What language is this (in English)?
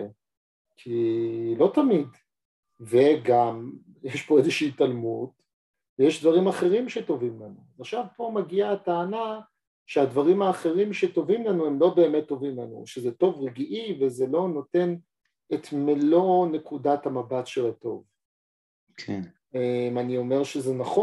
Hebrew